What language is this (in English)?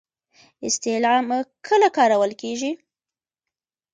Pashto